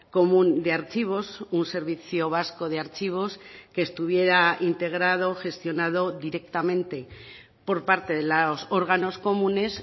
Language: Spanish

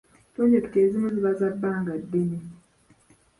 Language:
Ganda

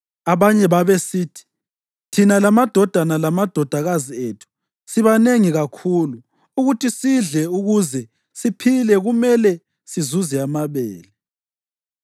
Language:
North Ndebele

